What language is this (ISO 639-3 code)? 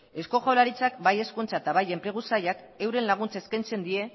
eus